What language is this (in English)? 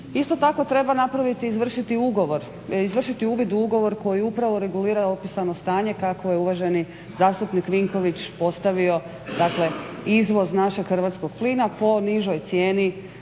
Croatian